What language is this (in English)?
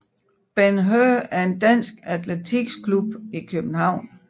Danish